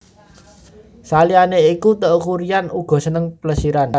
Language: Javanese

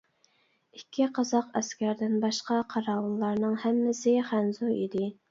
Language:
Uyghur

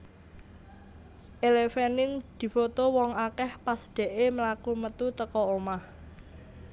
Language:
Javanese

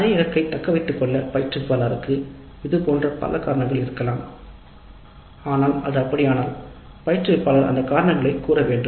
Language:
Tamil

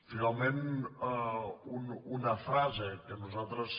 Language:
Catalan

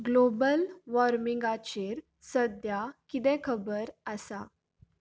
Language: Konkani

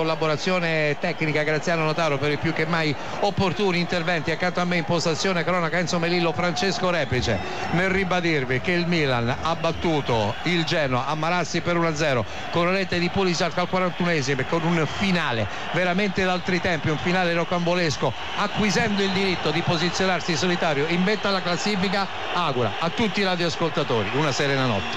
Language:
Italian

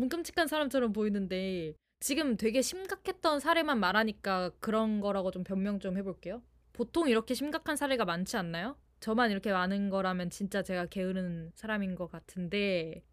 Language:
Korean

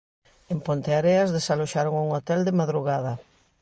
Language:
Galician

